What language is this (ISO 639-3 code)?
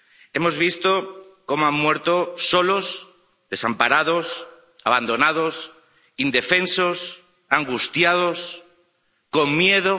spa